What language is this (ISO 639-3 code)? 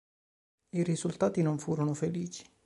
ita